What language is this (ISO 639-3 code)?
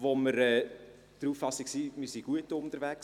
gsw